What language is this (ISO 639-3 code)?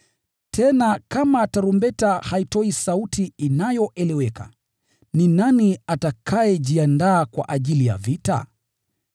swa